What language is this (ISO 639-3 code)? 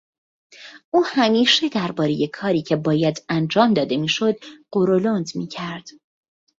fas